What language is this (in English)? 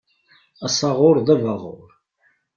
Kabyle